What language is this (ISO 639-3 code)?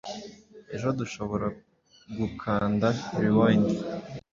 kin